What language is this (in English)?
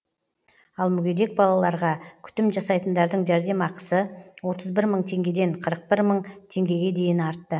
Kazakh